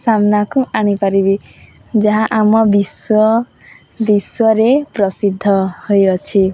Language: Odia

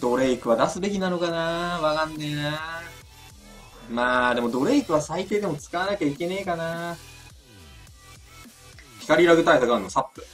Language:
Japanese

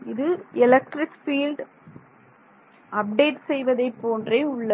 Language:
Tamil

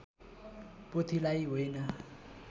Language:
Nepali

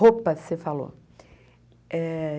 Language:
Portuguese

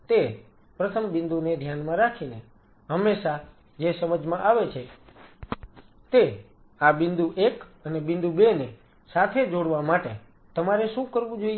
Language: Gujarati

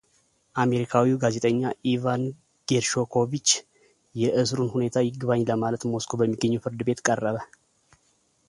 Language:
Amharic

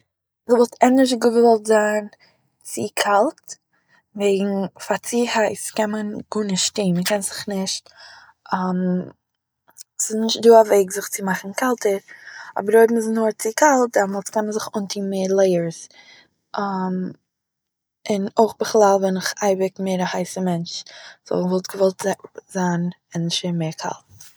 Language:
Yiddish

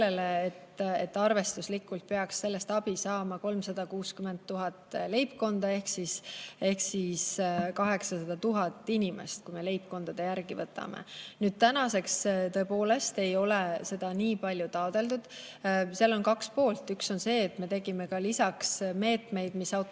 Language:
Estonian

